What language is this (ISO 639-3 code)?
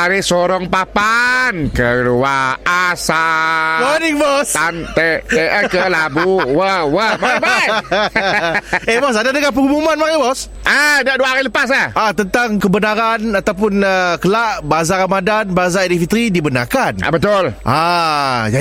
msa